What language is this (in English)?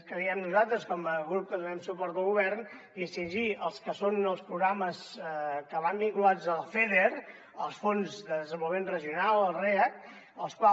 Catalan